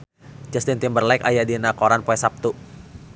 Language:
Sundanese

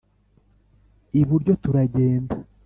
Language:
Kinyarwanda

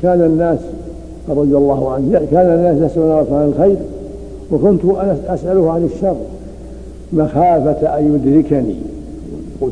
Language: Arabic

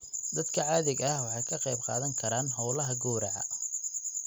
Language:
Somali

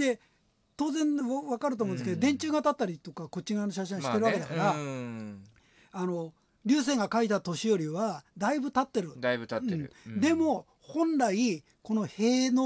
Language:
Japanese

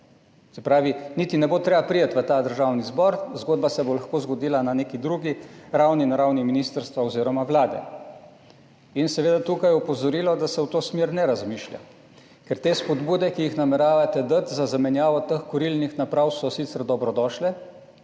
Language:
Slovenian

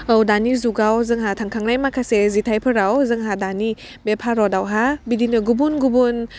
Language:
Bodo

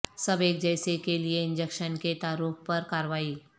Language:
Urdu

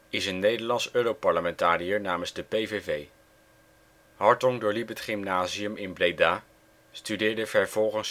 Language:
Dutch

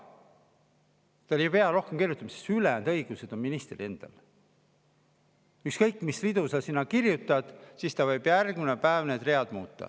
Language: Estonian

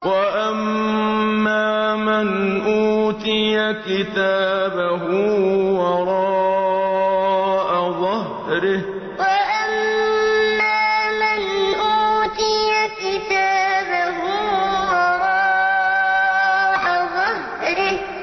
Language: Arabic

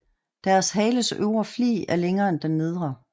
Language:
Danish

